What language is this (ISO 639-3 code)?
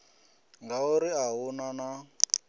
ven